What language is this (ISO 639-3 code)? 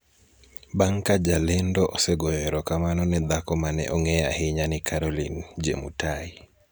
luo